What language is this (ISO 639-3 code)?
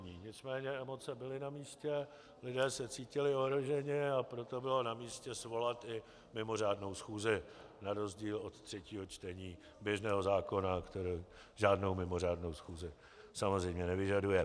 ces